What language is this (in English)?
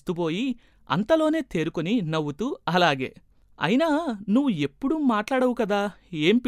Telugu